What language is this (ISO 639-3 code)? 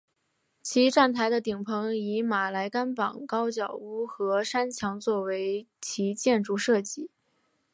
zho